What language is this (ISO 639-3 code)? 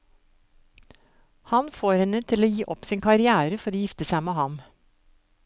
nor